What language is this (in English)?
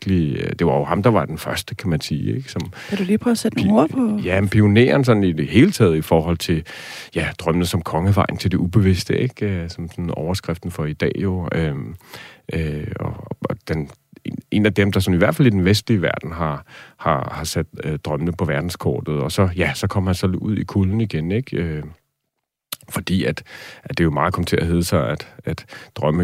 Danish